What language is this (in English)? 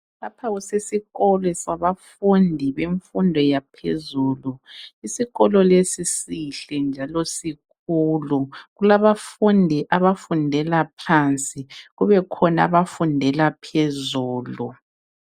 North Ndebele